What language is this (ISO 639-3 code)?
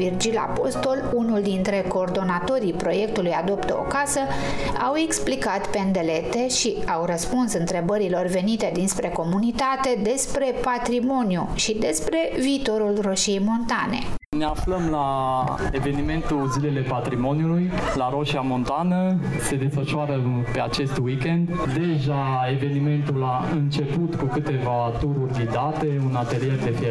ron